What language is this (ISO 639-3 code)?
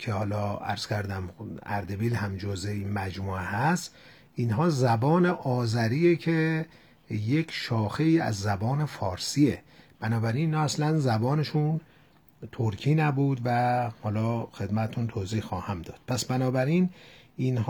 fas